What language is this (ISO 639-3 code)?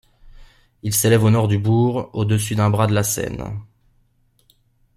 fra